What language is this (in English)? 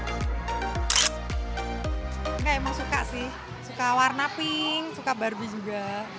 Indonesian